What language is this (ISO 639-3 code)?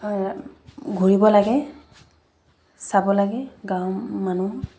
asm